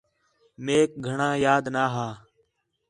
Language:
Khetrani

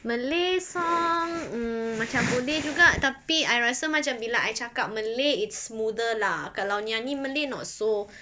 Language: English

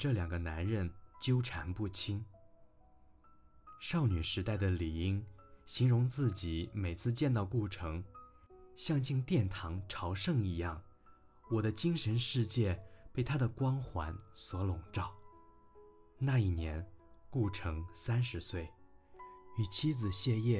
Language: Chinese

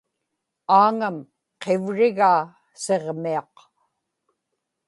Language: Inupiaq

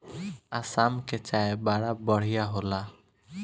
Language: Bhojpuri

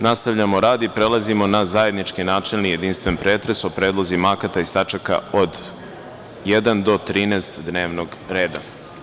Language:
Serbian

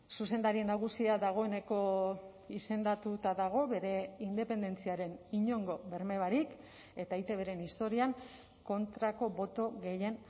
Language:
Basque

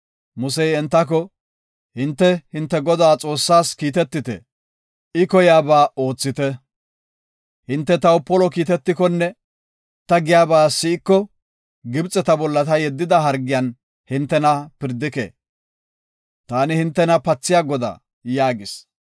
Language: Gofa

